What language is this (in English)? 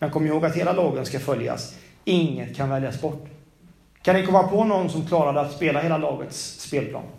Swedish